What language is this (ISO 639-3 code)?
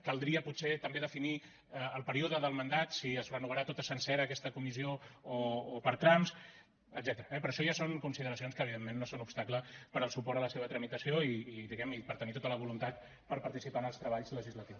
cat